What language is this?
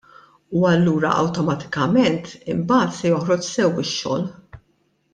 Maltese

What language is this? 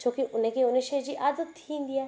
Sindhi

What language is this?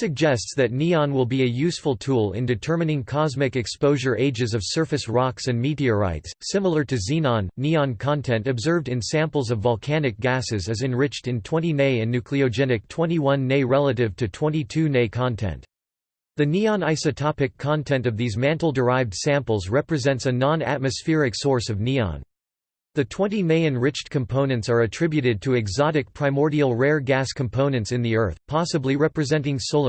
English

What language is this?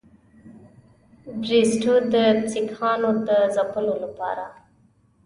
Pashto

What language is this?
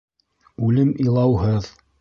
Bashkir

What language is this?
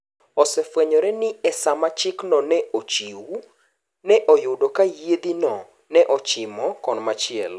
Luo (Kenya and Tanzania)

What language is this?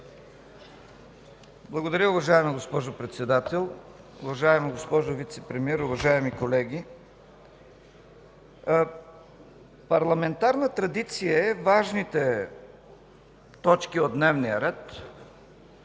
Bulgarian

